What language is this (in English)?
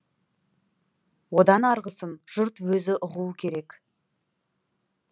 Kazakh